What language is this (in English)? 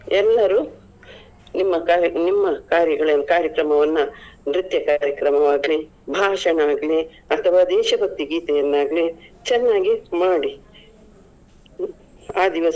Kannada